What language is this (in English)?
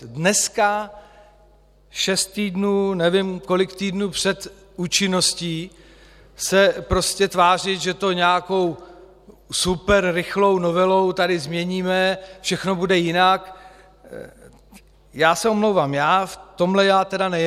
Czech